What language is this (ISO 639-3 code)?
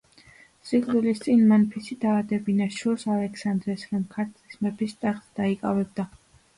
kat